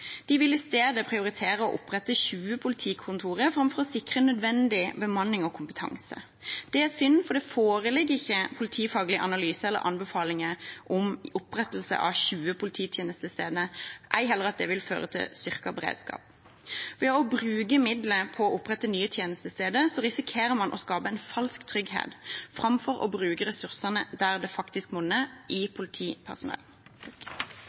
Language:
Norwegian Bokmål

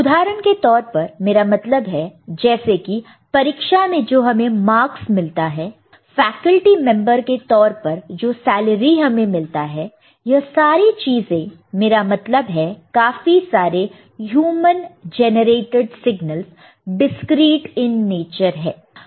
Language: Hindi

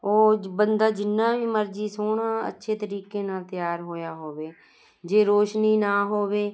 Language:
Punjabi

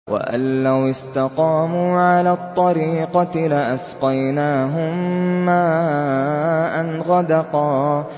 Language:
Arabic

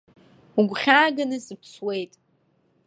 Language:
Abkhazian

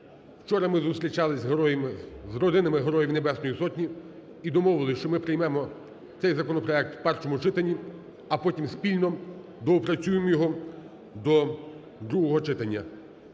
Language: Ukrainian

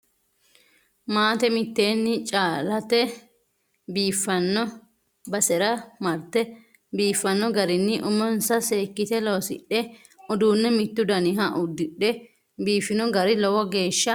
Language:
Sidamo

